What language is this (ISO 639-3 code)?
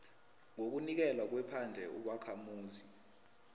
nbl